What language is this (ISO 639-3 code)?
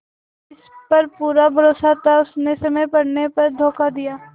hin